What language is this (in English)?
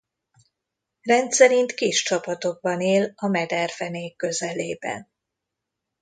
Hungarian